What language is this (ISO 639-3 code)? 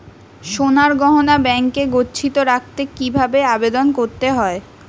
ben